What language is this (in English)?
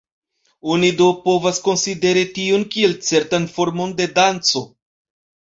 Esperanto